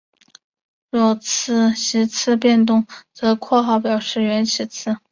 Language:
Chinese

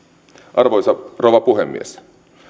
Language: Finnish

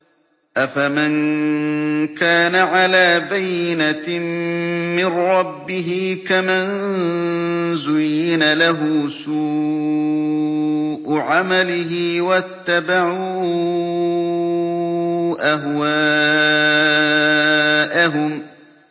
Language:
Arabic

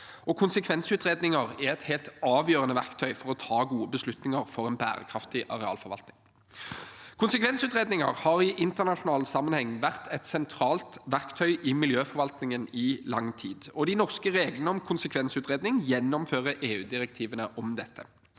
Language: Norwegian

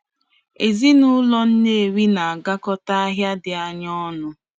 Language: Igbo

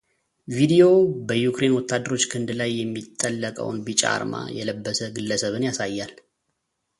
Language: Amharic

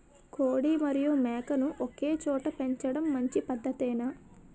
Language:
Telugu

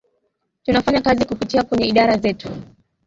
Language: Swahili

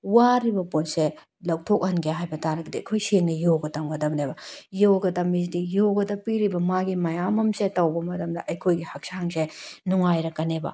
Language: Manipuri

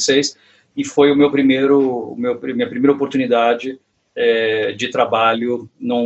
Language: Portuguese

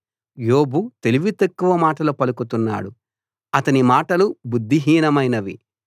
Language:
Telugu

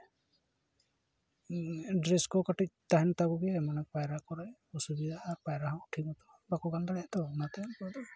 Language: Santali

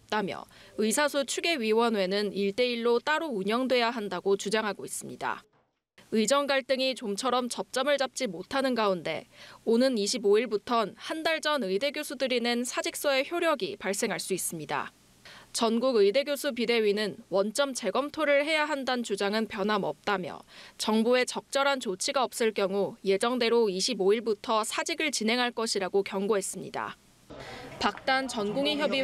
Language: Korean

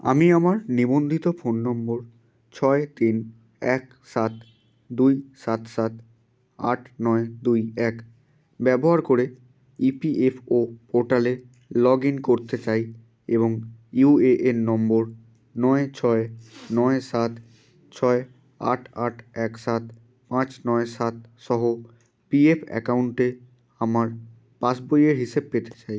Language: Bangla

